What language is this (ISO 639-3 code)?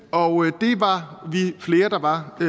dan